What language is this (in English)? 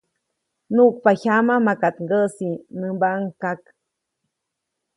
Copainalá Zoque